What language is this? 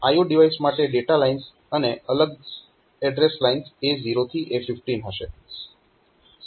Gujarati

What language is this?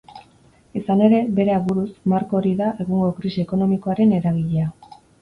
Basque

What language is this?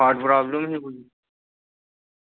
Dogri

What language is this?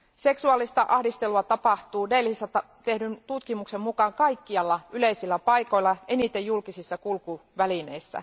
Finnish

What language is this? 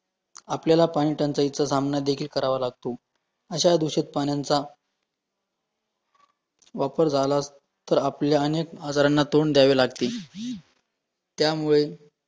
Marathi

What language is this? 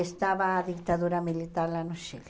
Portuguese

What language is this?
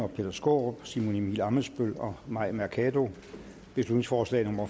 Danish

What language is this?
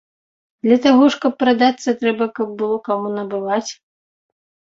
Belarusian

